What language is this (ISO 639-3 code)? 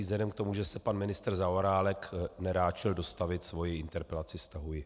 ces